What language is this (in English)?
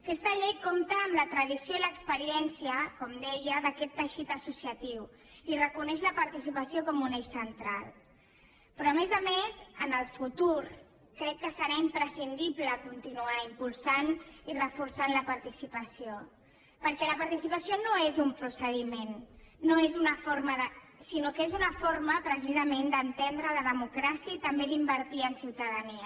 Catalan